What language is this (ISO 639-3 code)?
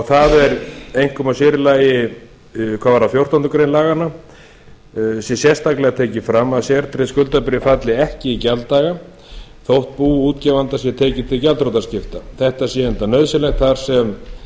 isl